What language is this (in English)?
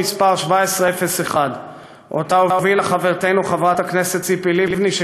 Hebrew